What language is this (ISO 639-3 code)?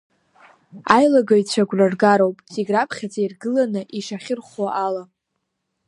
abk